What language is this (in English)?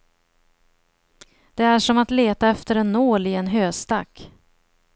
Swedish